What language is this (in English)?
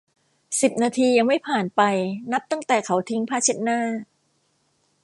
Thai